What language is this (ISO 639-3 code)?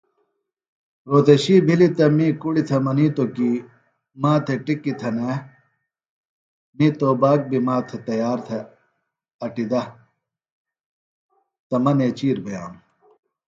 phl